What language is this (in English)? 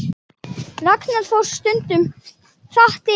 Icelandic